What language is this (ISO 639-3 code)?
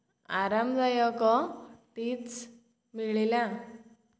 ori